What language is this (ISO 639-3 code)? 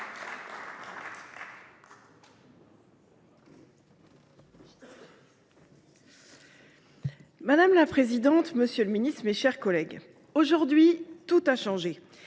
fra